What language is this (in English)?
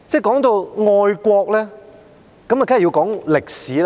Cantonese